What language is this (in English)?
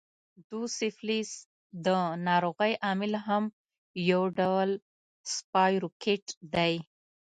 Pashto